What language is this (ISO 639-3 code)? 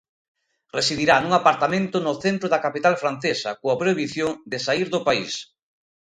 glg